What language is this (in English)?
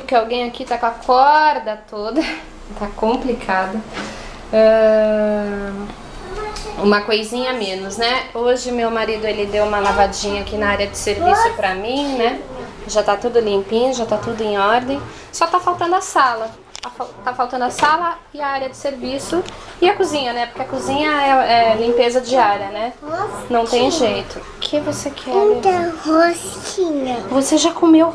Portuguese